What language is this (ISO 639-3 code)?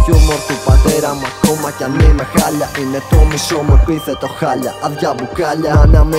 ell